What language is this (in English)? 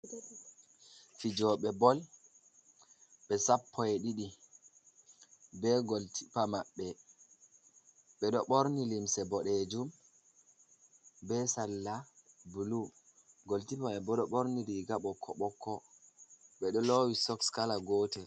Fula